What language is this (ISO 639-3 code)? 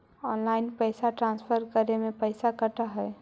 mag